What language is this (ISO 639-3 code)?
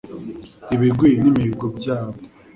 kin